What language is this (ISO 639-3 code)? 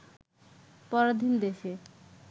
ben